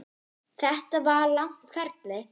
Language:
Icelandic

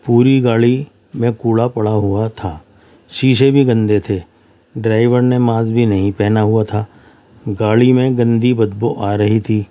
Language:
Urdu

